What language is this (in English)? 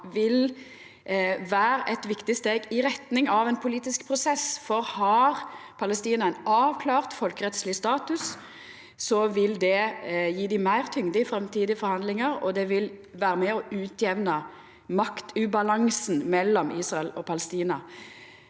Norwegian